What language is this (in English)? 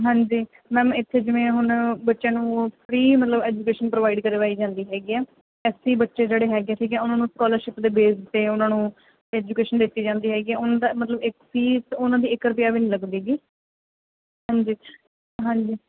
Punjabi